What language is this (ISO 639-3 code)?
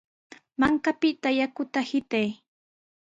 qws